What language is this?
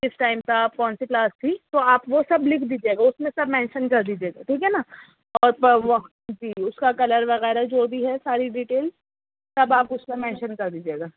Urdu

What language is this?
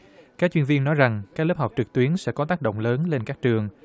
Vietnamese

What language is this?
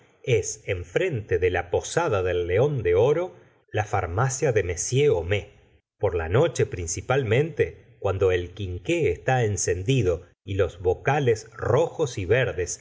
Spanish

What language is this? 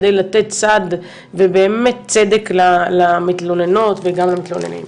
Hebrew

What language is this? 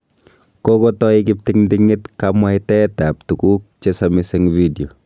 Kalenjin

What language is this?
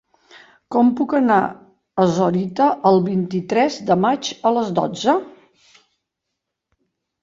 Catalan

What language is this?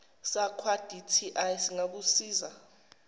Zulu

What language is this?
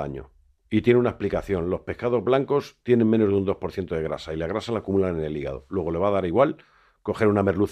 Spanish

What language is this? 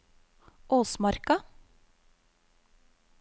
Norwegian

